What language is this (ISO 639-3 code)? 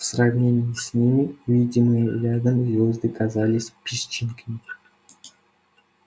rus